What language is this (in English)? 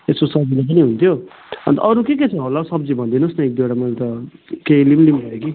Nepali